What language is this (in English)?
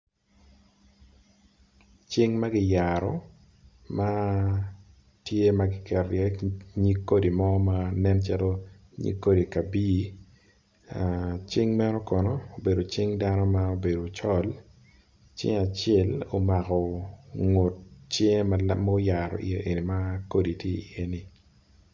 Acoli